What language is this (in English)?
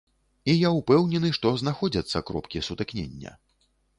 Belarusian